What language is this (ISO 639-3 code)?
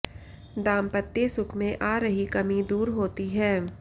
hin